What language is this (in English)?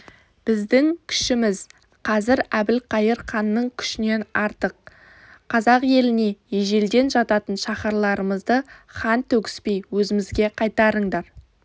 Kazakh